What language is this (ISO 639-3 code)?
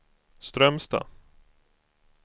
swe